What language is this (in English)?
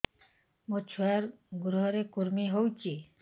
Odia